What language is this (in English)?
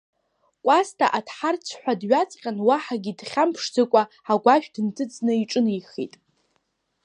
Abkhazian